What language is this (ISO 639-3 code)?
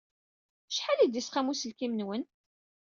kab